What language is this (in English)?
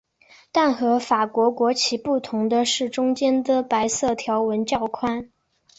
Chinese